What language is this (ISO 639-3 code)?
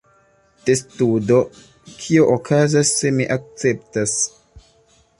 epo